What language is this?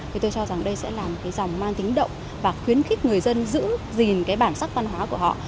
Vietnamese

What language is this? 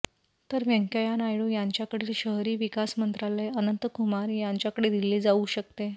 Marathi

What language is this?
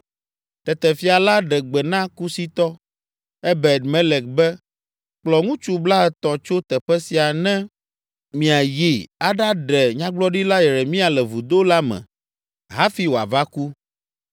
Ewe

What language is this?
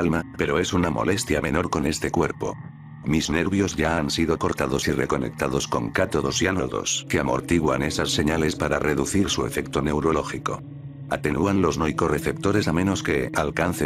Spanish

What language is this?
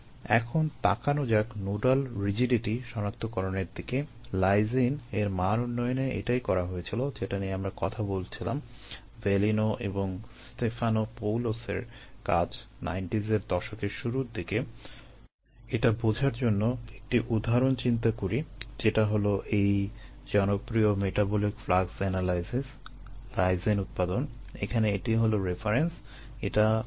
Bangla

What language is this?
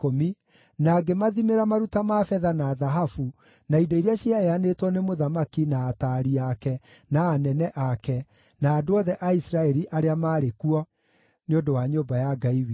Kikuyu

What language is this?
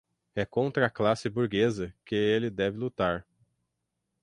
Portuguese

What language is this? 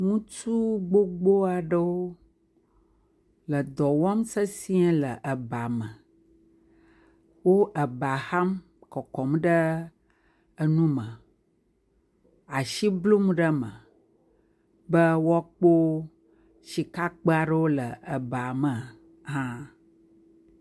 Ewe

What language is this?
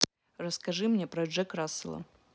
Russian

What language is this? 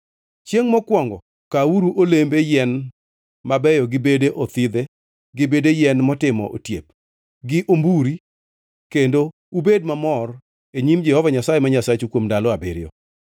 Luo (Kenya and Tanzania)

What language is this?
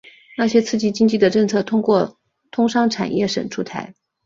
Chinese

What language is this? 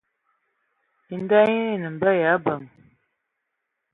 Ewondo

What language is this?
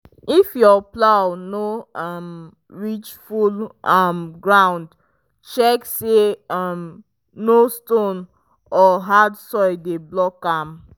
Nigerian Pidgin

